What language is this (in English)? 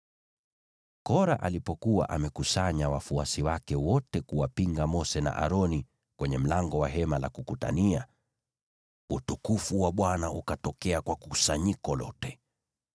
Swahili